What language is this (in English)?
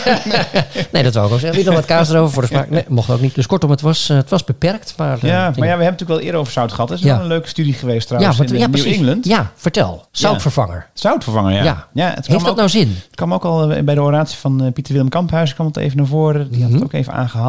Dutch